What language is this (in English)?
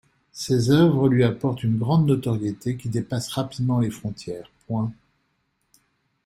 French